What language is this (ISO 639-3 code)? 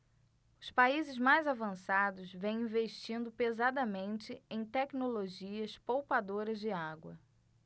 por